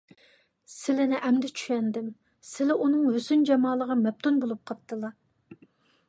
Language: Uyghur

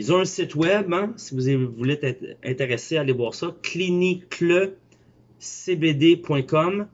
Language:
French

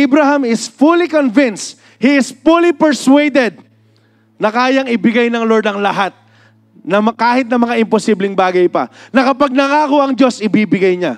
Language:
Filipino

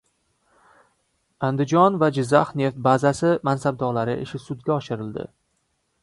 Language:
Uzbek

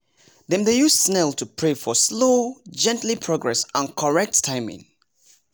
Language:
Nigerian Pidgin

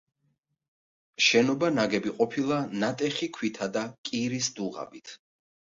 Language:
Georgian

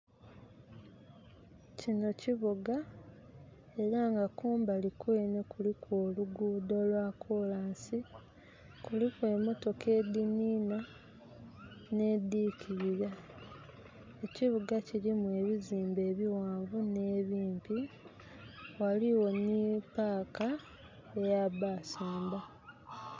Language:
Soga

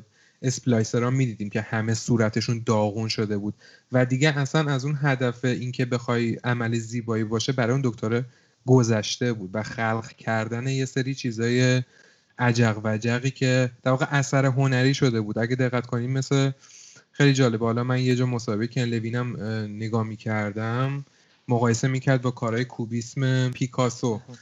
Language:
Persian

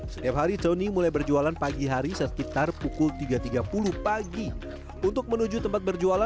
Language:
Indonesian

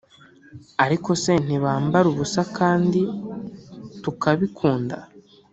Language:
Kinyarwanda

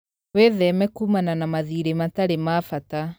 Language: Kikuyu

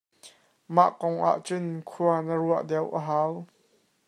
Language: Hakha Chin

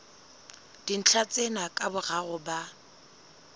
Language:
Southern Sotho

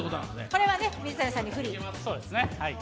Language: Japanese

